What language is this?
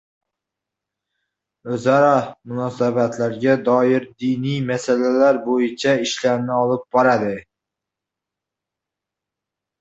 Uzbek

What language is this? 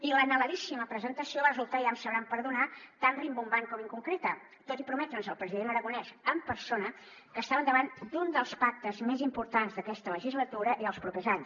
Catalan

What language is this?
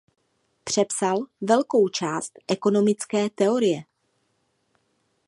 Czech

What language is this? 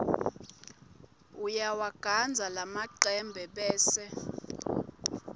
Swati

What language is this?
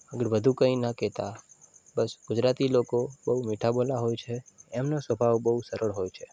Gujarati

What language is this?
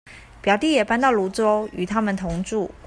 Chinese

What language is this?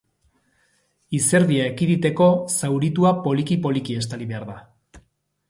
Basque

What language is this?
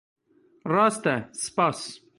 Kurdish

